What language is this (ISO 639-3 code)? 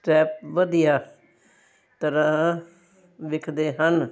pan